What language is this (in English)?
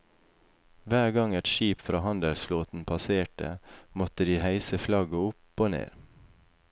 Norwegian